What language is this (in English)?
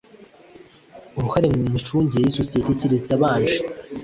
Kinyarwanda